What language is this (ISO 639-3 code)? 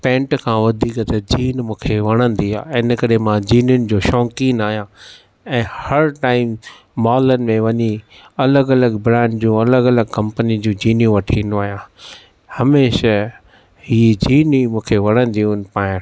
snd